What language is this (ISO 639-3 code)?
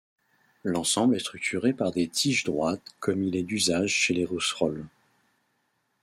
fra